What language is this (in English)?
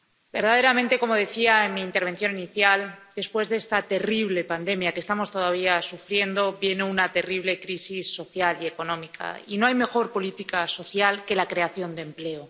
Spanish